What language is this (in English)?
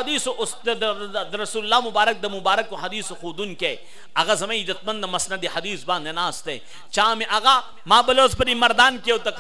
Arabic